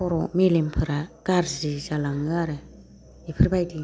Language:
Bodo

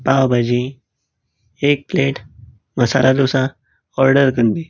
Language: Konkani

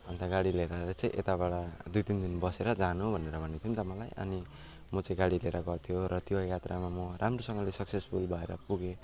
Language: Nepali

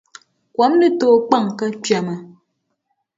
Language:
Dagbani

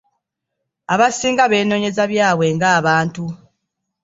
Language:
Ganda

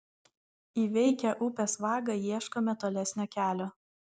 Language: Lithuanian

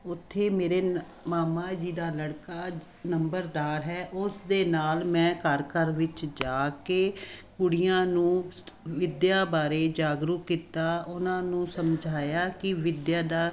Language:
Punjabi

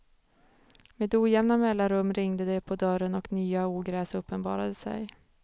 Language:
Swedish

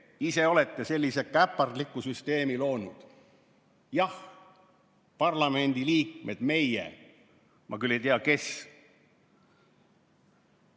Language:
Estonian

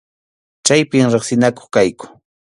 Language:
Arequipa-La Unión Quechua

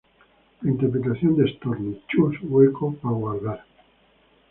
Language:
Spanish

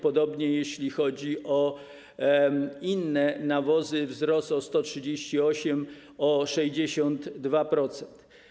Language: Polish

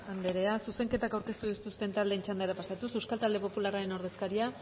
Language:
Basque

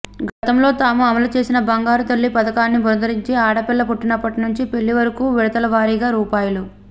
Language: Telugu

